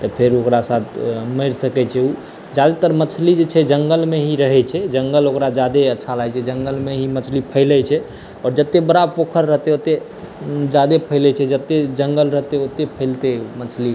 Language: Maithili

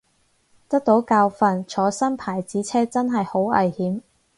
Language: Cantonese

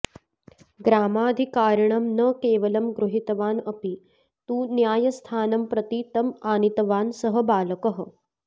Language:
Sanskrit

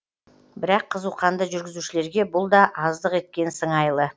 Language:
Kazakh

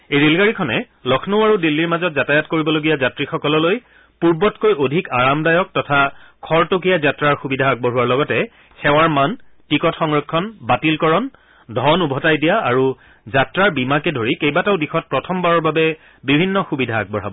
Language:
Assamese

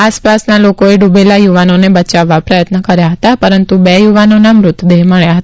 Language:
Gujarati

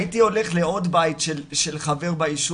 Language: Hebrew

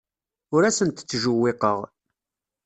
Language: Kabyle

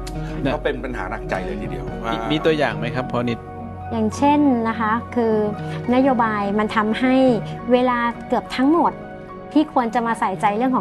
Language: Thai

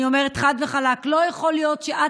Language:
Hebrew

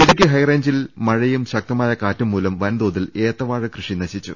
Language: Malayalam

